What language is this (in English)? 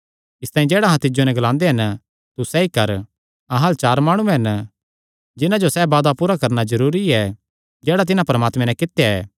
Kangri